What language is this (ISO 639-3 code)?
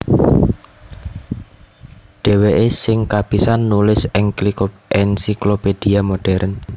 jav